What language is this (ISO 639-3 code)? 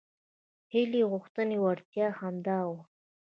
pus